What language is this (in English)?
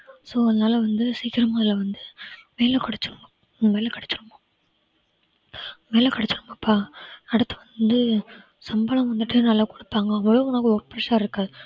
Tamil